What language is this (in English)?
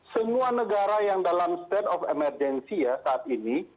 Indonesian